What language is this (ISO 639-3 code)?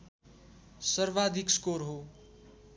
nep